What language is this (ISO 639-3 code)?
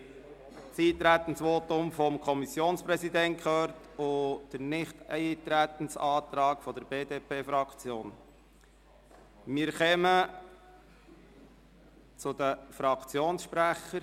gsw